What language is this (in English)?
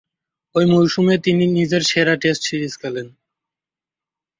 Bangla